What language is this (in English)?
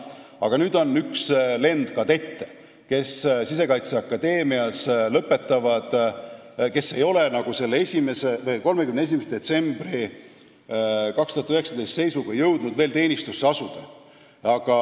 Estonian